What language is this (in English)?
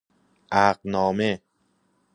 Persian